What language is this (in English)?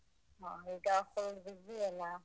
Kannada